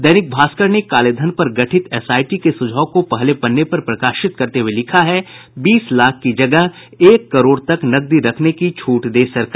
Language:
Hindi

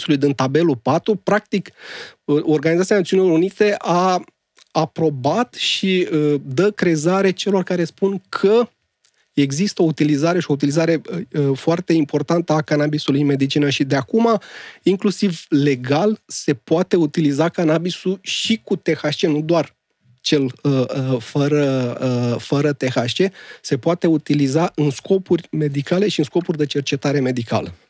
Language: Romanian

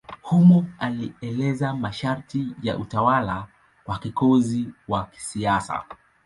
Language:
Swahili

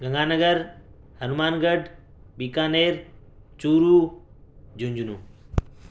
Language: Urdu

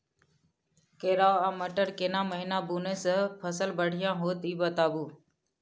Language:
Maithili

